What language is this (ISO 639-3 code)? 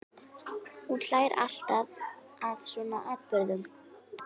isl